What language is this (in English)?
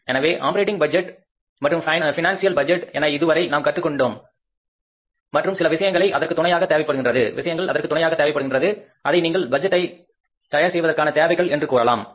Tamil